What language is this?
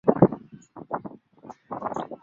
Swahili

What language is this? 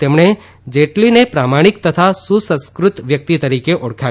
Gujarati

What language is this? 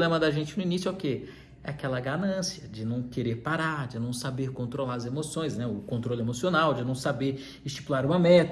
Portuguese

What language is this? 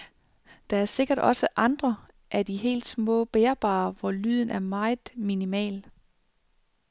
Danish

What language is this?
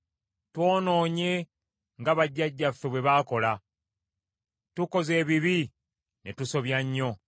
Ganda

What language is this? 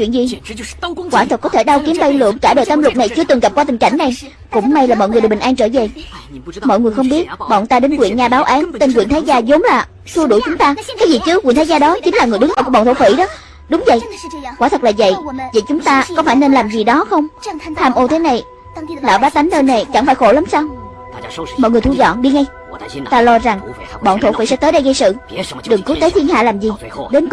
Vietnamese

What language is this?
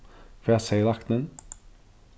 Faroese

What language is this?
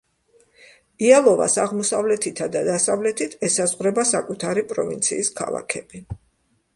Georgian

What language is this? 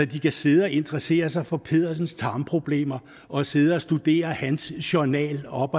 Danish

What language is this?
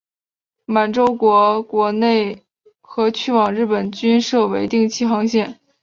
Chinese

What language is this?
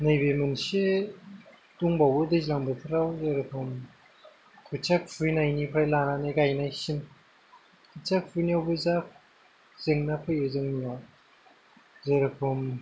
Bodo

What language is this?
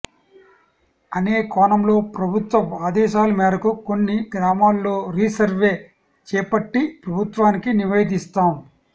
Telugu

